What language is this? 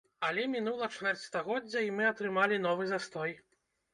Belarusian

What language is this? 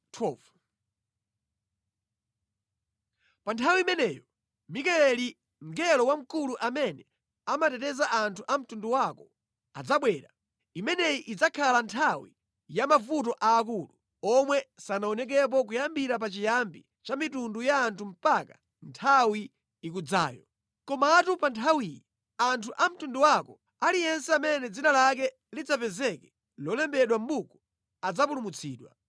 Nyanja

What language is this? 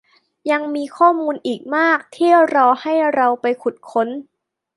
Thai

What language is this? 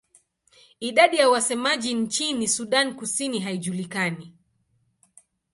Swahili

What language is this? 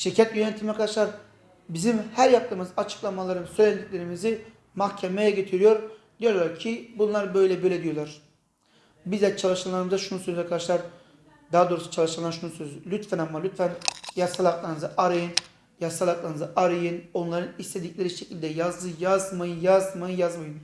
Turkish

